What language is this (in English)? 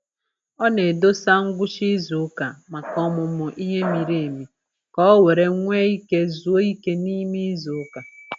Igbo